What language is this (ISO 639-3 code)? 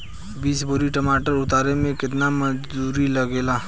bho